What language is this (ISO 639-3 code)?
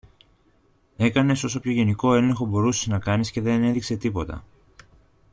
ell